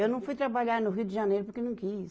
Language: Portuguese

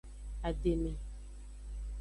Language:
Aja (Benin)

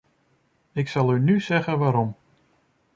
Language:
Dutch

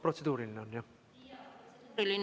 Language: Estonian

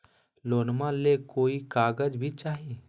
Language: Magahi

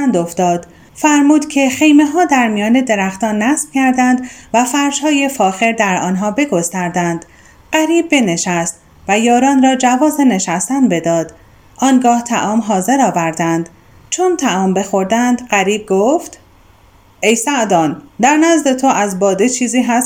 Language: Persian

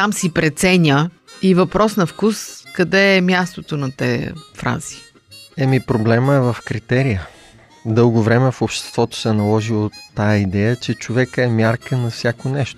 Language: Bulgarian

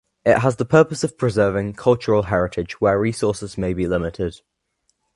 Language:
English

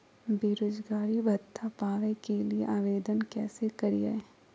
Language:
Magahi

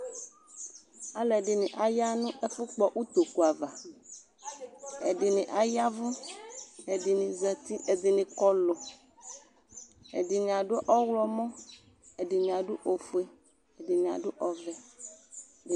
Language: Ikposo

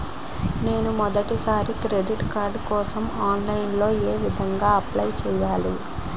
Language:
Telugu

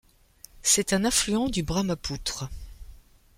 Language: French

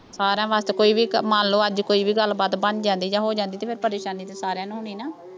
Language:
Punjabi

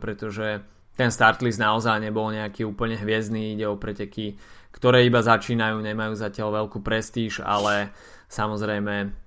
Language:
Slovak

